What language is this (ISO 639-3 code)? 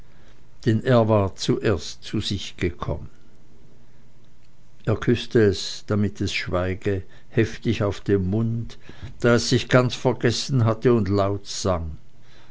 deu